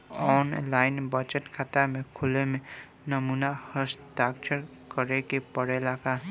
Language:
Bhojpuri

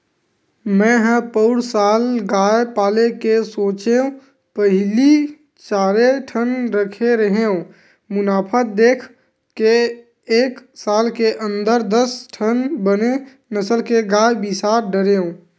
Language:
Chhattisgarhi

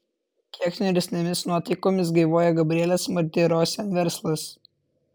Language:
Lithuanian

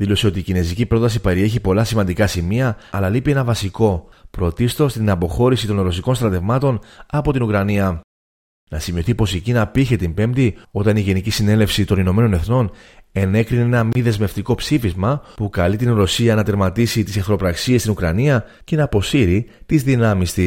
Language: Greek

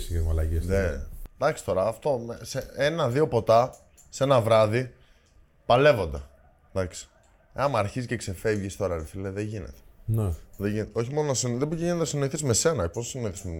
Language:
Greek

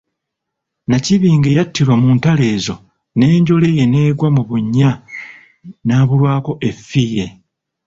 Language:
Ganda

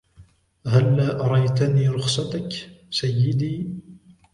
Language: Arabic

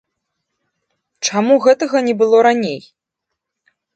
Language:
Belarusian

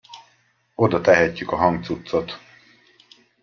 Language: Hungarian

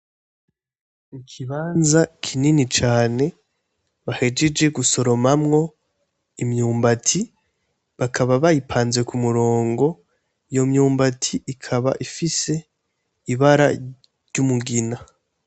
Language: Rundi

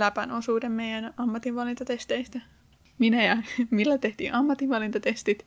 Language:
Finnish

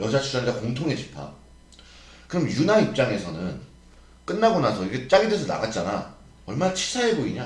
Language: Korean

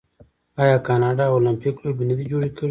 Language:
Pashto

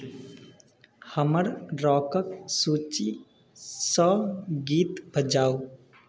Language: Maithili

